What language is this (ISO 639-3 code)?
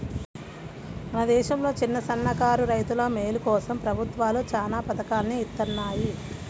tel